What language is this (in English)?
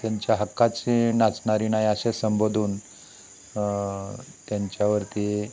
Marathi